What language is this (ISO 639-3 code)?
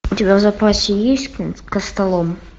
rus